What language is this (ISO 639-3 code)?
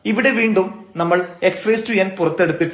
mal